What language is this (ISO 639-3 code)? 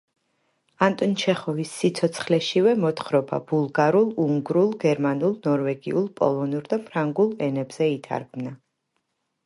kat